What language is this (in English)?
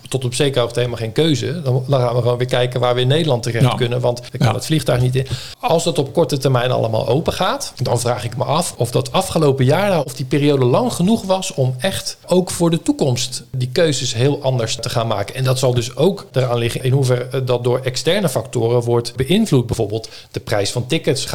Dutch